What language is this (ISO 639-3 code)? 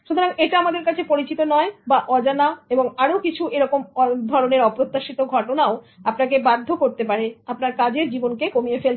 ben